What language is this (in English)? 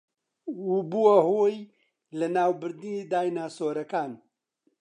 Central Kurdish